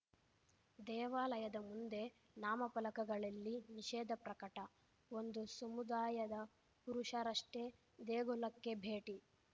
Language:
Kannada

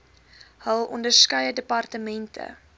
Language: Afrikaans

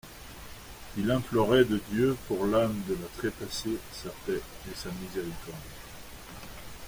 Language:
French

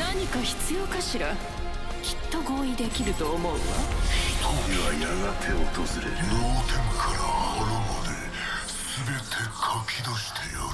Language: Japanese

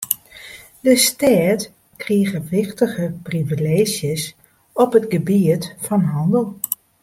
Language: Western Frisian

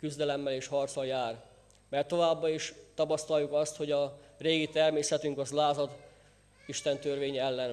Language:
Hungarian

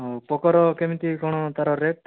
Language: Odia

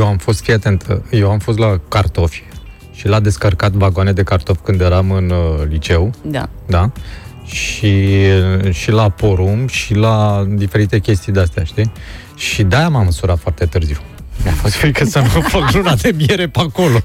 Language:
Romanian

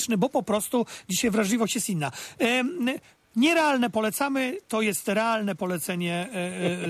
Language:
Polish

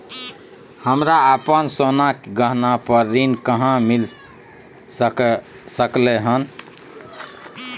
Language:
Maithili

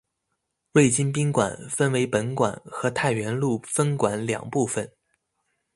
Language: Chinese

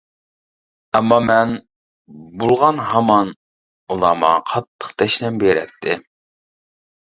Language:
Uyghur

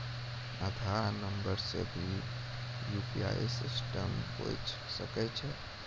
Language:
Maithili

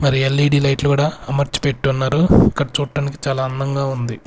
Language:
Telugu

